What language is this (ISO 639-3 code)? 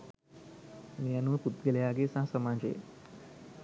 sin